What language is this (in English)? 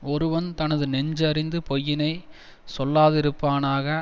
Tamil